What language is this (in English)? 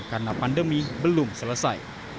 Indonesian